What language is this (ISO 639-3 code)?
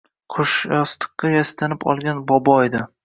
uzb